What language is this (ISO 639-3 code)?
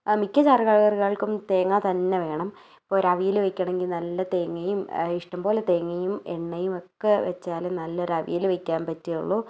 mal